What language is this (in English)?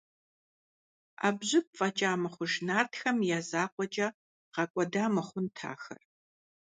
Kabardian